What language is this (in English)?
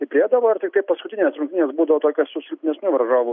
Lithuanian